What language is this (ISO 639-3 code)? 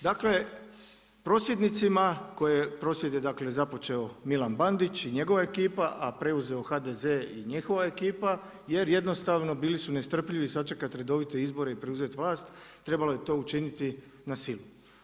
hrv